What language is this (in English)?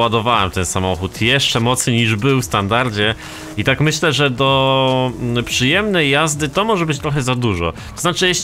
Polish